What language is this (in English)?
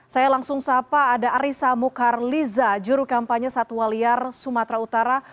Indonesian